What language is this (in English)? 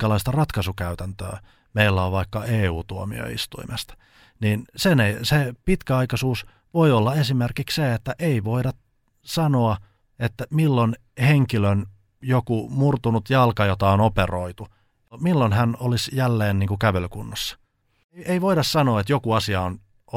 Finnish